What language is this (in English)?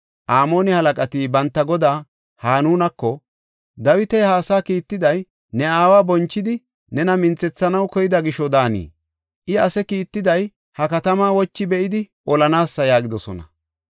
Gofa